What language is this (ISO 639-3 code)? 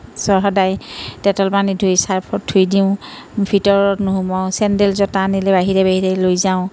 asm